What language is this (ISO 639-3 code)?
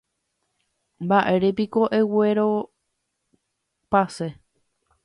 grn